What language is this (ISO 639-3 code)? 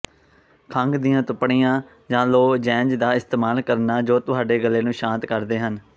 pan